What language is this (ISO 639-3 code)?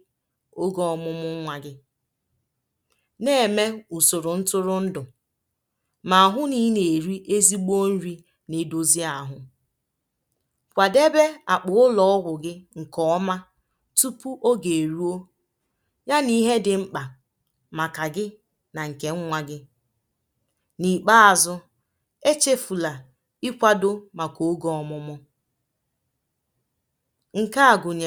ibo